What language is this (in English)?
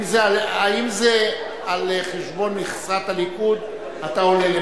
Hebrew